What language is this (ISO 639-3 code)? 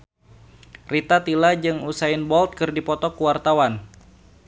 sun